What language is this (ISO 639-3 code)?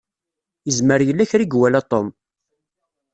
kab